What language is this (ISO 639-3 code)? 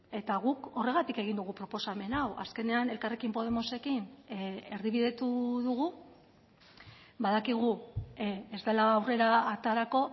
eus